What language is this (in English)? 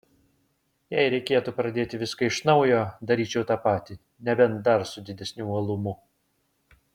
Lithuanian